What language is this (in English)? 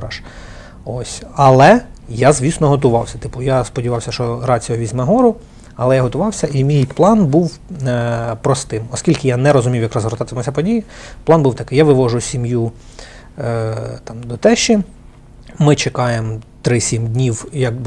Ukrainian